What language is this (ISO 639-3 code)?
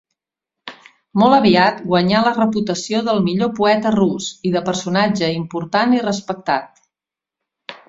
cat